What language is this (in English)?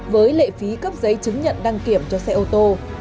Vietnamese